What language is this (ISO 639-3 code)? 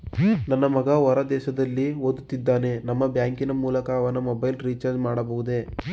kan